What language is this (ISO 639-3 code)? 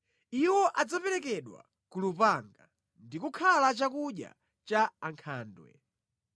nya